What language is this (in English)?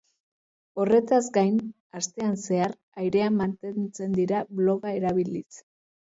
Basque